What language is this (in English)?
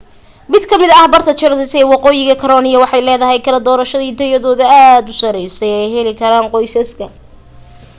Somali